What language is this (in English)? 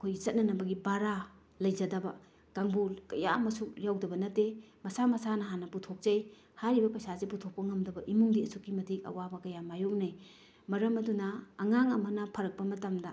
Manipuri